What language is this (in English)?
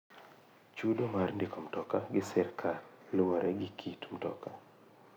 Luo (Kenya and Tanzania)